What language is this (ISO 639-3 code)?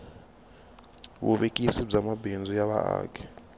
tso